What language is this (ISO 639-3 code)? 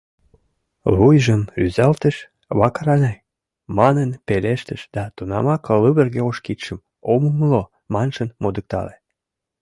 chm